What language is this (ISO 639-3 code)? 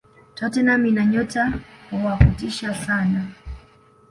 swa